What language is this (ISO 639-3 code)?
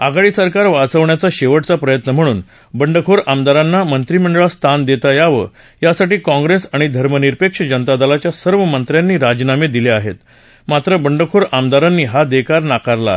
mar